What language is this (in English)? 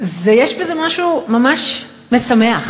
Hebrew